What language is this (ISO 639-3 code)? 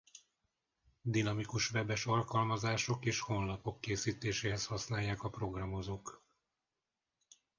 hun